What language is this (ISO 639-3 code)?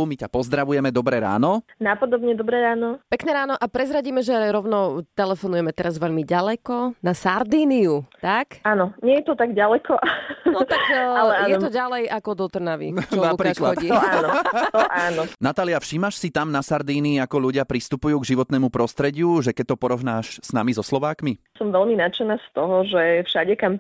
slk